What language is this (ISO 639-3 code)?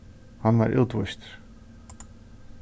fao